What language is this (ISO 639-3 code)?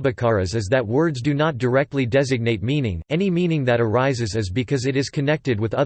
eng